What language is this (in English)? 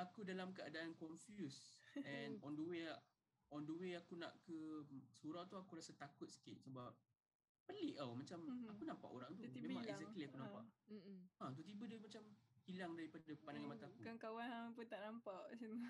Malay